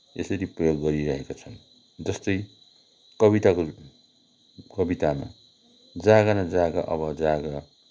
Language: Nepali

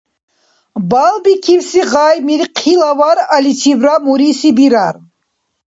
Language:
Dargwa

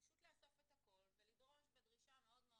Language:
Hebrew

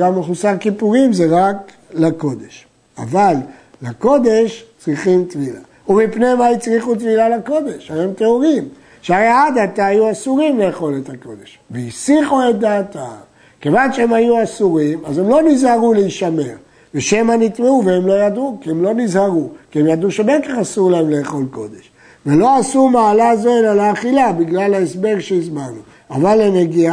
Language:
Hebrew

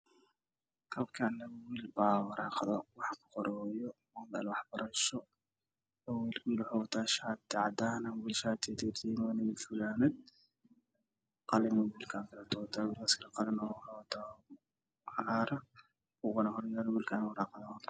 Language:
Somali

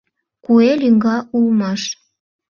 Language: Mari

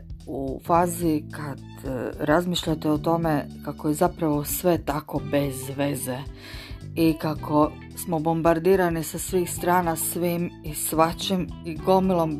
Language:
Croatian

